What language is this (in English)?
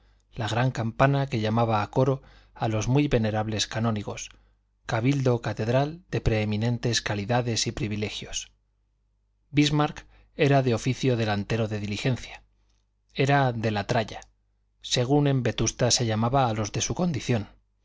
Spanish